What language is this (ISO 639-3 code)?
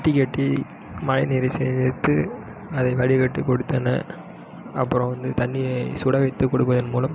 tam